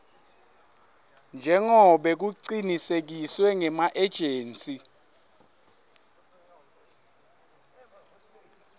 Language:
Swati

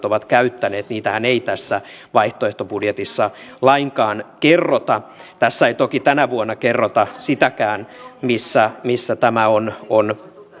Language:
Finnish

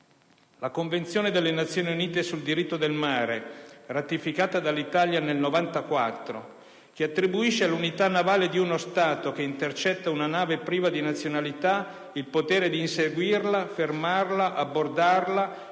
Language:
Italian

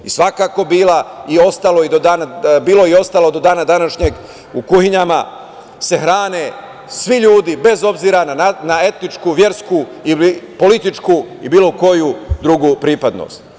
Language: Serbian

